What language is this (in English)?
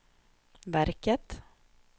Swedish